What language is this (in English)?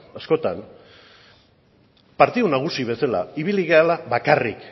Basque